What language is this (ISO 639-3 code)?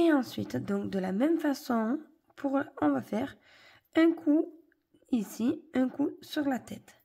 fra